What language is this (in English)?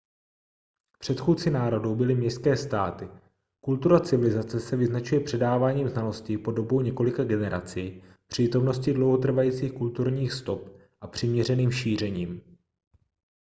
Czech